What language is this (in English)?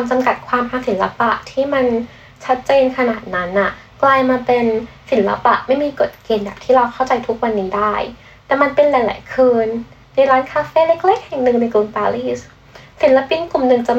Thai